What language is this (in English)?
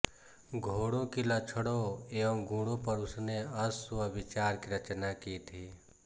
Hindi